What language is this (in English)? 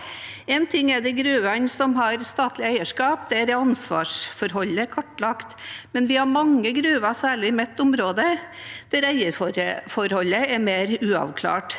Norwegian